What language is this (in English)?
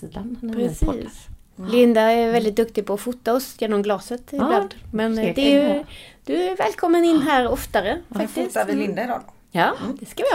Swedish